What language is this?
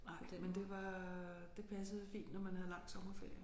Danish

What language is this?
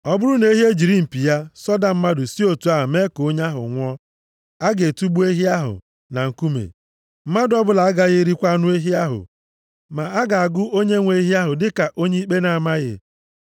Igbo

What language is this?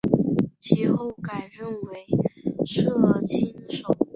Chinese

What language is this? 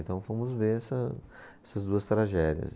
Portuguese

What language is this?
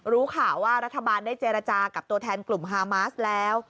Thai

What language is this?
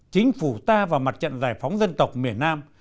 Vietnamese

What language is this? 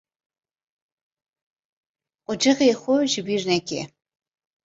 Kurdish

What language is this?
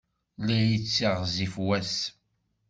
Kabyle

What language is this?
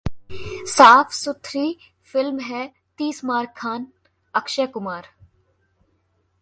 Hindi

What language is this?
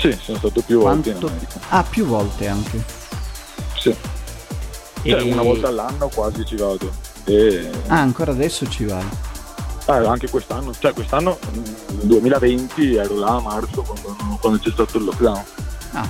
Italian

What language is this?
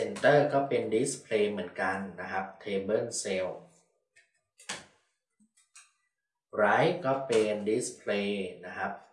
Thai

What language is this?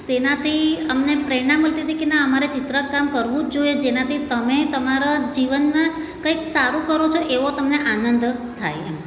Gujarati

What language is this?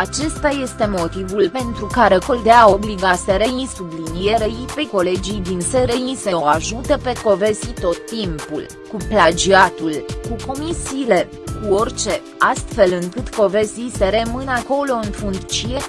Romanian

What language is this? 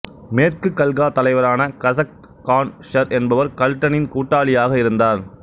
Tamil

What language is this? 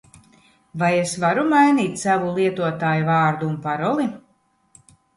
Latvian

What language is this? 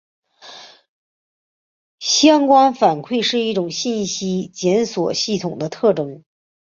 Chinese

